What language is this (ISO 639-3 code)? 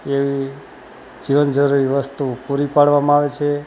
guj